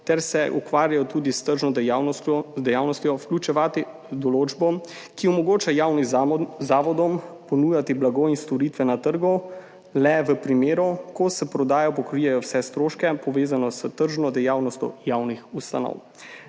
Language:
Slovenian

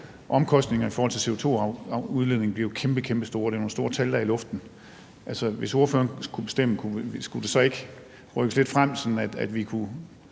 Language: Danish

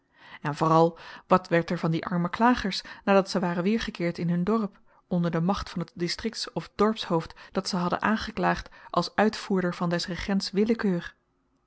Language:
Dutch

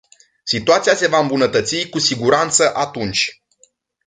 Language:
Romanian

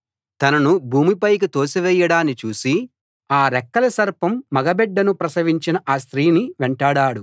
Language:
Telugu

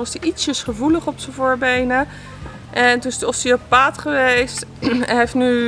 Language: Dutch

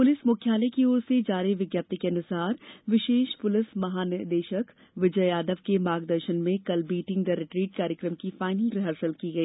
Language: Hindi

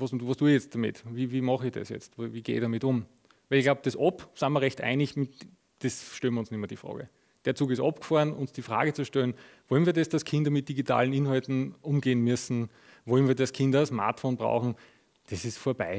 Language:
German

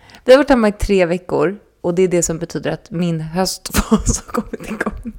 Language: Swedish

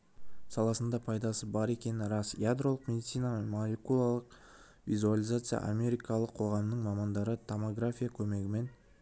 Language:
Kazakh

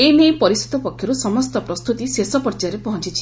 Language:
Odia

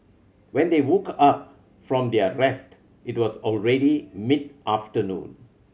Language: English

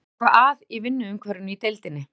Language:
Icelandic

